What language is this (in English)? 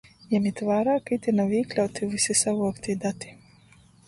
Latgalian